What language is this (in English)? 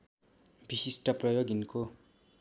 Nepali